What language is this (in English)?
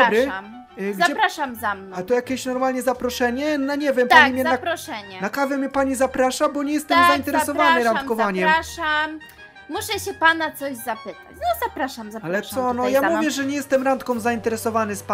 Polish